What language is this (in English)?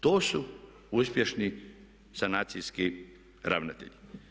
Croatian